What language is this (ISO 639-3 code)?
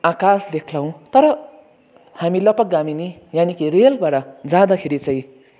nep